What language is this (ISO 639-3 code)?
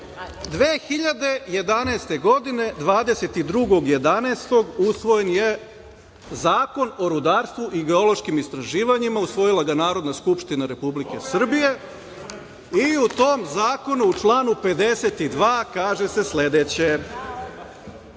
srp